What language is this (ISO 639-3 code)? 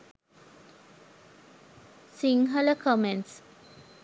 sin